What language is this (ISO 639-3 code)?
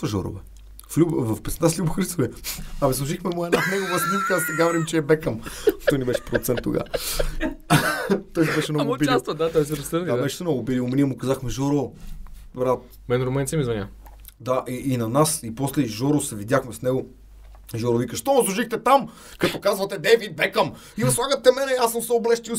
bul